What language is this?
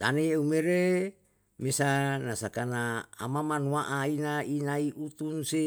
Yalahatan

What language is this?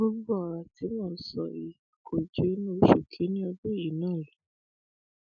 Yoruba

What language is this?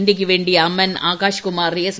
Malayalam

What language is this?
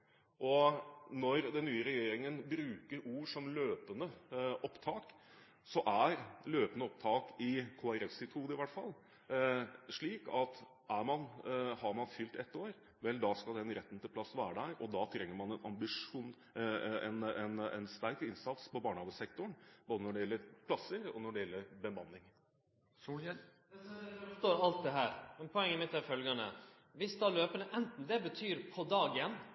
Norwegian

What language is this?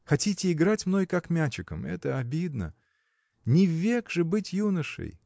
Russian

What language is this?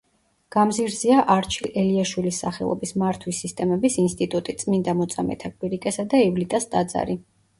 Georgian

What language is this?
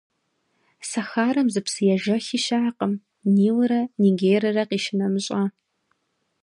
Kabardian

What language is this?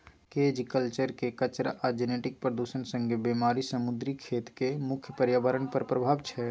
Maithili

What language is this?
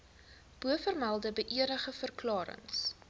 Afrikaans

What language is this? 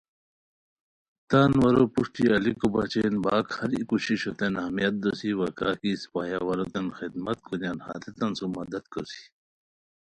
Khowar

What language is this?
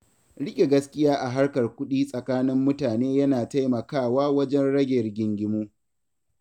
Hausa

